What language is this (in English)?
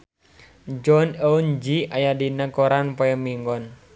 Sundanese